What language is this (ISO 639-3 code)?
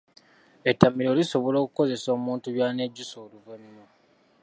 lug